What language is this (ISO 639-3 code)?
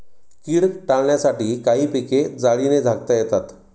mar